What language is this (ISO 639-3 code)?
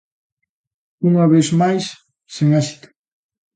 glg